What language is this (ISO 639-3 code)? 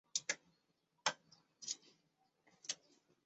zho